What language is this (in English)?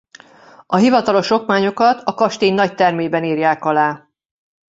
Hungarian